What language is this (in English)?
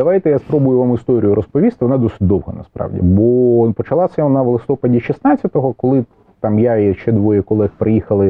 Ukrainian